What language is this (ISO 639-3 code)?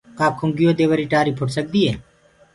ggg